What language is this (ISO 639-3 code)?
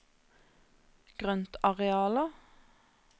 nor